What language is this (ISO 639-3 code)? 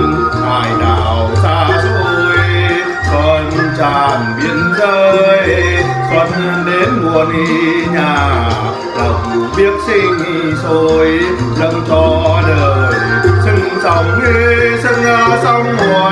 vie